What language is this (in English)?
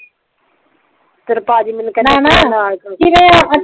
Punjabi